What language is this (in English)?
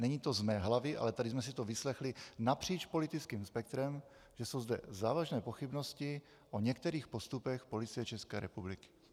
Czech